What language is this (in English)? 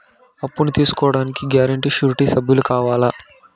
Telugu